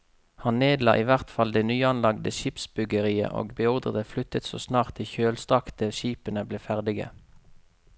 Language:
Norwegian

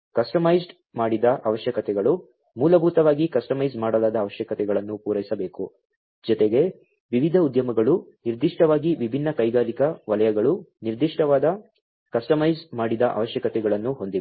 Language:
Kannada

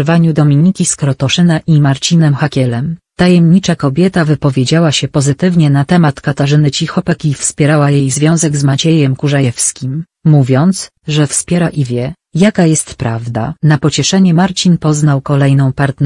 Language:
Polish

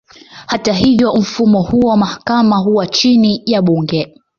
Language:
Swahili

